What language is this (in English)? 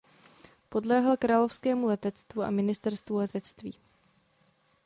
Czech